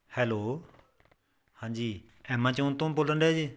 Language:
Punjabi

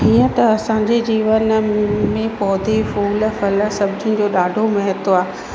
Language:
Sindhi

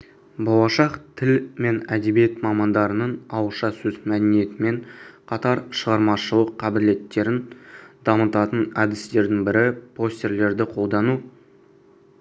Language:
Kazakh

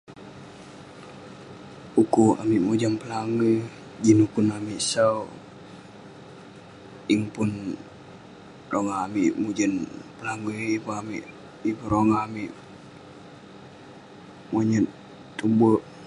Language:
Western Penan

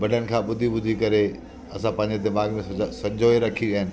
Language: Sindhi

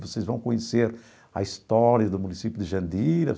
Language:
Portuguese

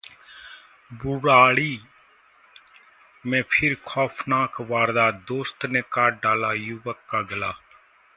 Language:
Hindi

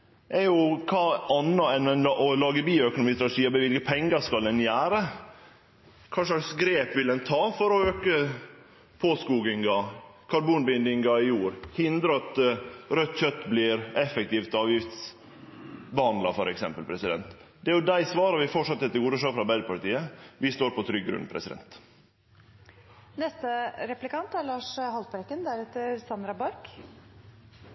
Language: Norwegian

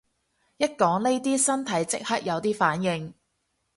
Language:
Cantonese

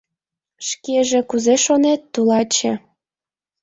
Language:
Mari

